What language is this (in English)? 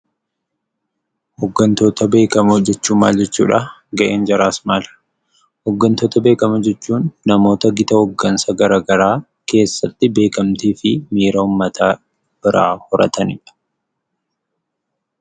Oromo